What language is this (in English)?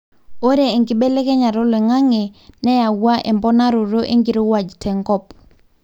Masai